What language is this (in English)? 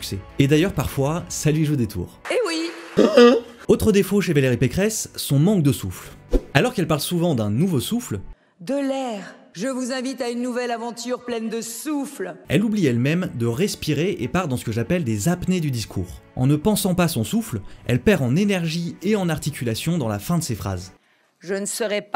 French